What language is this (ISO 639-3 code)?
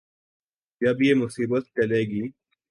urd